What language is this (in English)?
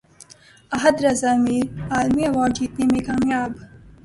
Urdu